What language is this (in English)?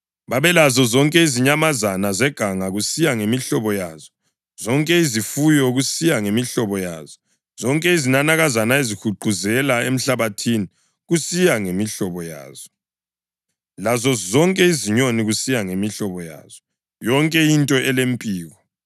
North Ndebele